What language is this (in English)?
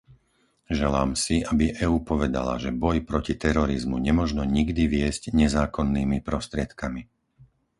Slovak